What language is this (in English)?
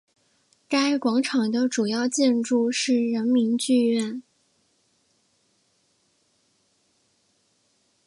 Chinese